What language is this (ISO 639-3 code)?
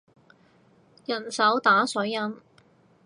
yue